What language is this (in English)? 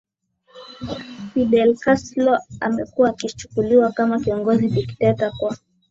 Swahili